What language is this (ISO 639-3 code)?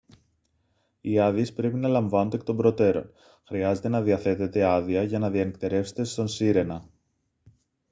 ell